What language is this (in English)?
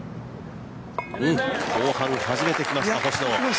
Japanese